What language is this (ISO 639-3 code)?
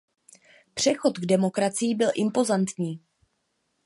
ces